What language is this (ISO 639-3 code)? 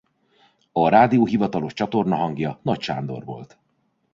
hun